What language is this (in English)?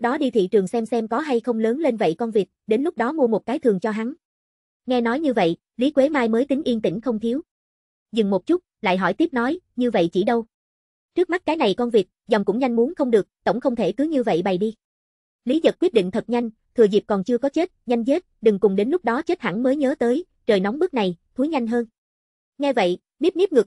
Vietnamese